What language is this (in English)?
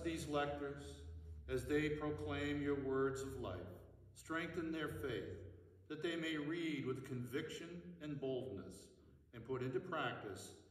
English